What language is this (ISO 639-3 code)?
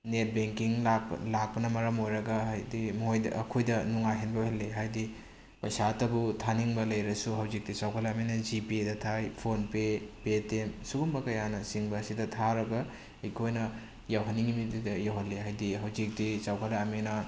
mni